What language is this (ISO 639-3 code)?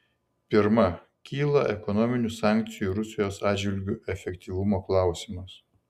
lit